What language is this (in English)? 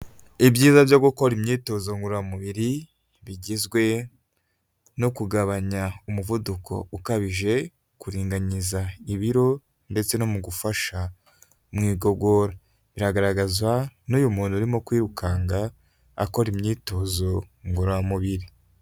Kinyarwanda